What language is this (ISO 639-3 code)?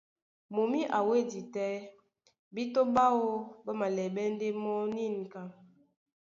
dua